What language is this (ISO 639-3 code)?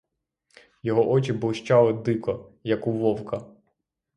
ukr